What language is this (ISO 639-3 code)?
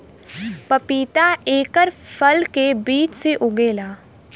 bho